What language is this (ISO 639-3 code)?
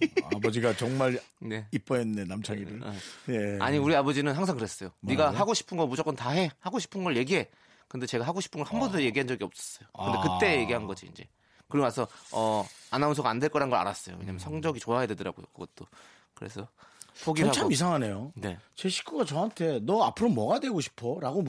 kor